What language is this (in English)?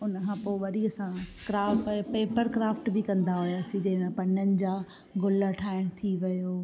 Sindhi